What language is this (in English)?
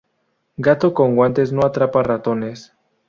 Spanish